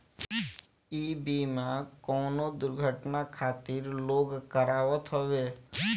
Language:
Bhojpuri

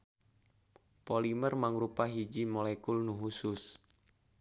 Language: Sundanese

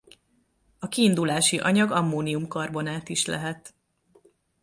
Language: Hungarian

